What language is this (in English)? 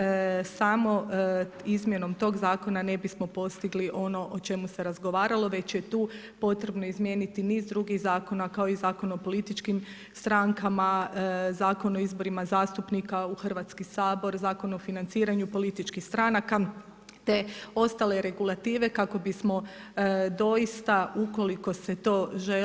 Croatian